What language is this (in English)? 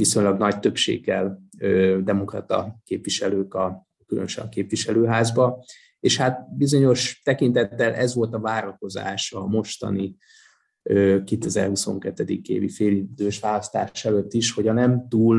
Hungarian